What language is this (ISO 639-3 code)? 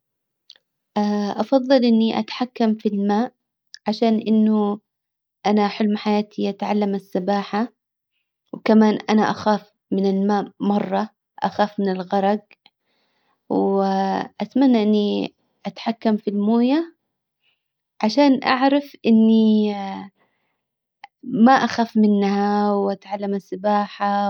acw